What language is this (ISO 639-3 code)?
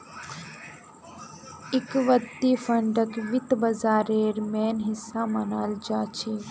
mag